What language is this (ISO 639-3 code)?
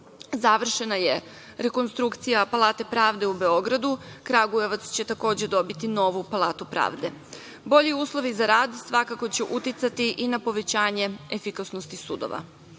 srp